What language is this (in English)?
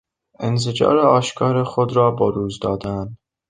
Persian